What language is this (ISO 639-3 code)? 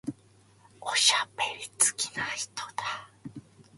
jpn